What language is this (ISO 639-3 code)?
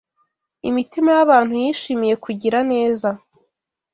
kin